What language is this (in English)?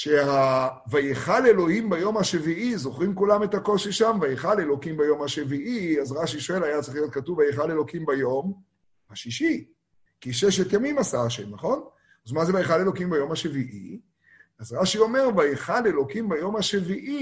Hebrew